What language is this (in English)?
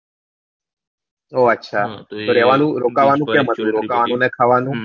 Gujarati